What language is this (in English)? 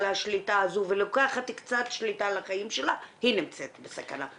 Hebrew